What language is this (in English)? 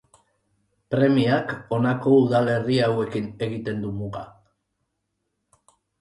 Basque